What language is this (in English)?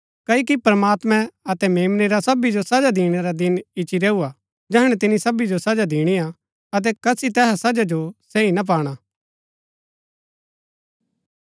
Gaddi